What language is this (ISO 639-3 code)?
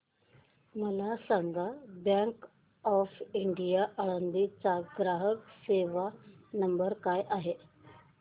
mar